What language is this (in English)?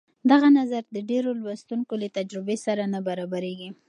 Pashto